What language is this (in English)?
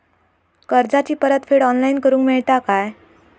Marathi